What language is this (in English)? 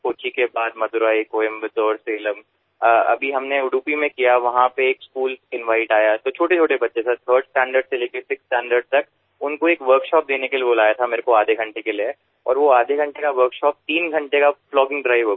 Hindi